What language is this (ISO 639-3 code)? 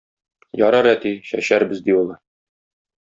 tat